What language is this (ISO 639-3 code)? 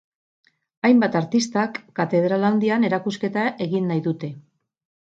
eus